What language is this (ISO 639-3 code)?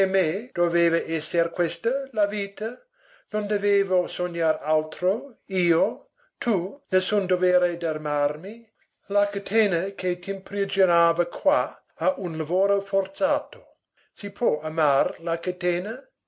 ita